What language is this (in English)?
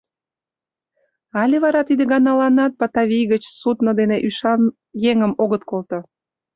Mari